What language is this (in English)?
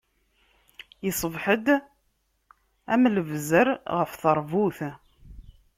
Kabyle